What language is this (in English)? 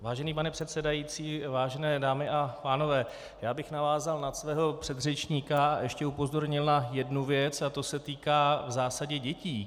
Czech